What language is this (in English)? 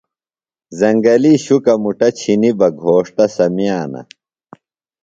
Phalura